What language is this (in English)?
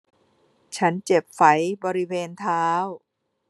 Thai